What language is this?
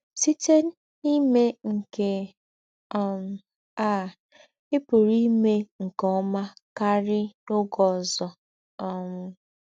Igbo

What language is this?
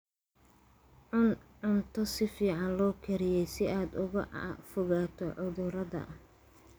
Somali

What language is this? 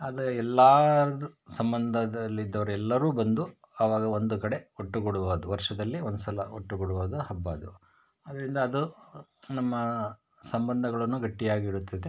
Kannada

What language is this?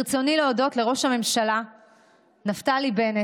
Hebrew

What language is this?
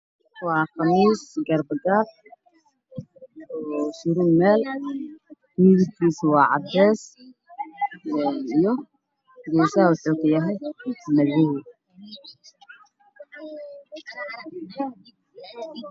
Somali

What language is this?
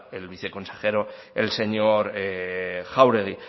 Spanish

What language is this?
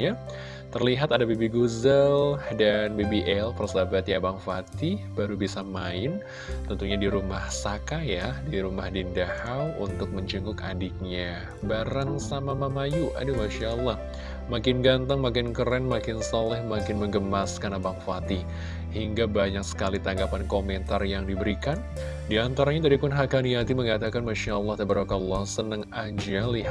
Indonesian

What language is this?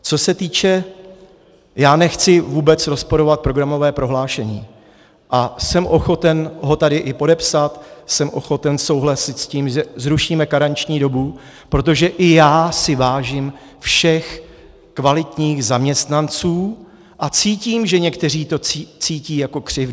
Czech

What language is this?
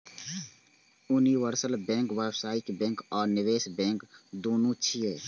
Maithili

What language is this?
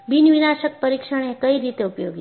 Gujarati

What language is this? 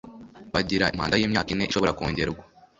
Kinyarwanda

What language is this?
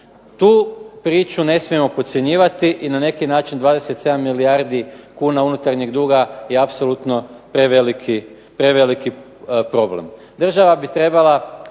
Croatian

